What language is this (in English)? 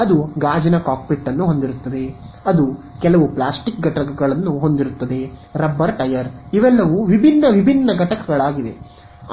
Kannada